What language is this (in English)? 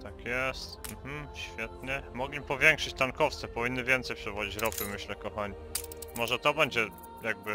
Polish